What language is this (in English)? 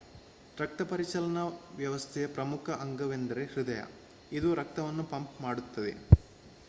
Kannada